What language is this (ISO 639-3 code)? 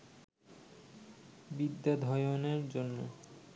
ben